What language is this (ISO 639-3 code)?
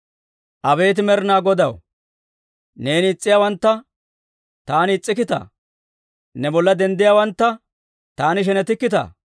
dwr